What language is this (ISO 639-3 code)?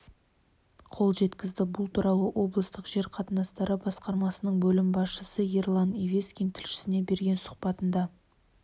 kaz